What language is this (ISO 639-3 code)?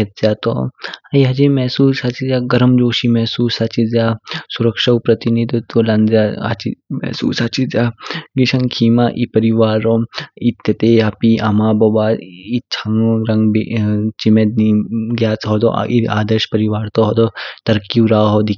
kfk